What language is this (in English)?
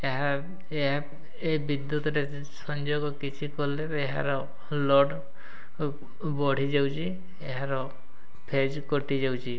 Odia